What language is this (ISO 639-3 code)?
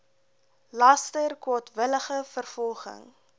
afr